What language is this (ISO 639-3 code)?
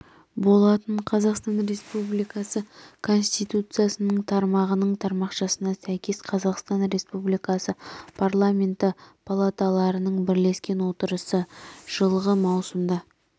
kaz